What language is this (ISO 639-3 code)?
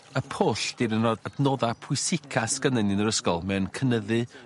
cym